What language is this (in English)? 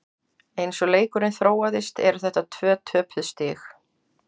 Icelandic